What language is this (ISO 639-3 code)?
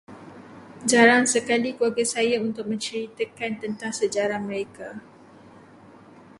msa